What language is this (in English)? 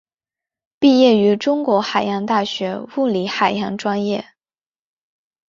Chinese